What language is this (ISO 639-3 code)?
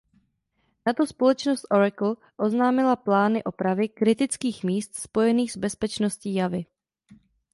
ces